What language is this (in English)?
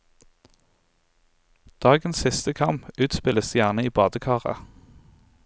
Norwegian